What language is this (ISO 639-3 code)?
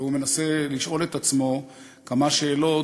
heb